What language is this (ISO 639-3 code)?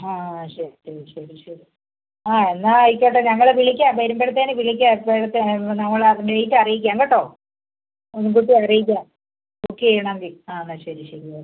mal